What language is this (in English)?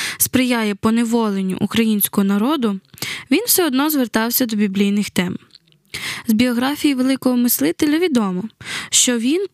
Ukrainian